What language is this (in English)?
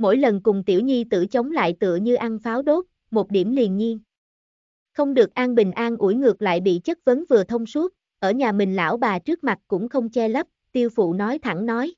Vietnamese